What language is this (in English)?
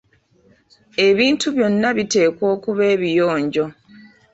Ganda